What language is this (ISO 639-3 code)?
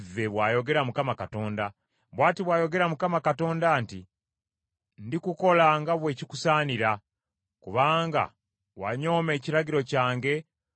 lug